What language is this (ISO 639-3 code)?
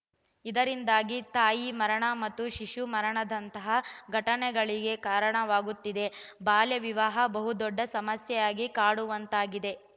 kan